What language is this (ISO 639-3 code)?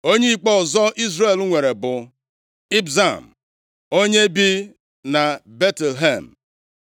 ibo